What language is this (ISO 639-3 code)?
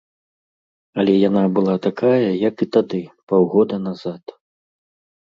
bel